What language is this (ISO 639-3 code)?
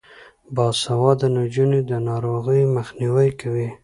pus